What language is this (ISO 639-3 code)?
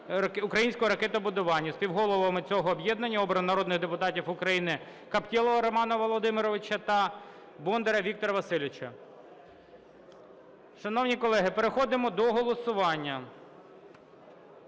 ukr